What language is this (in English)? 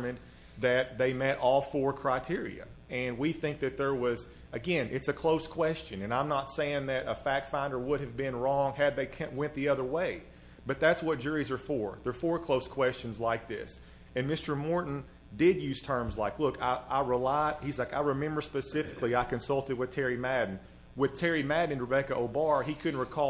English